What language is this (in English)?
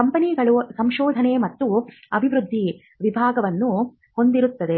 Kannada